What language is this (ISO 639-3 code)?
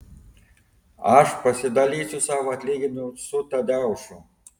lit